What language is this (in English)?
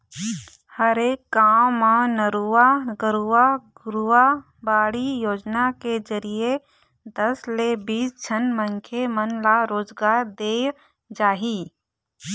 Chhattisgarhi